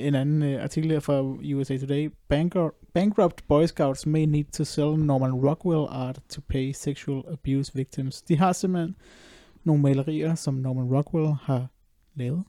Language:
Danish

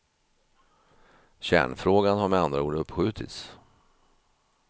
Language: Swedish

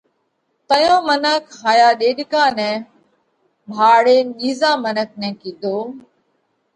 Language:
Parkari Koli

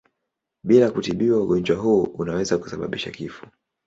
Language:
Swahili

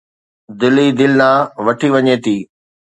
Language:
Sindhi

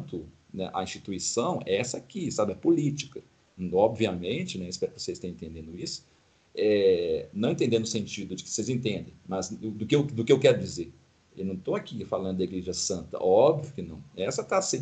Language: Portuguese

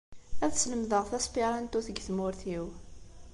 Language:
Kabyle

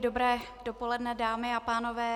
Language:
Czech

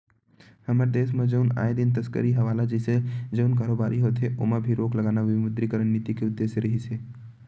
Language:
Chhattisgarhi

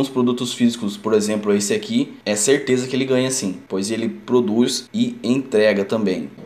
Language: Portuguese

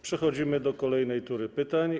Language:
Polish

